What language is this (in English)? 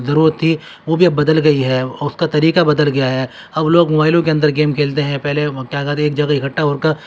Urdu